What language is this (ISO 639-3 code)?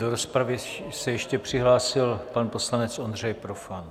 ces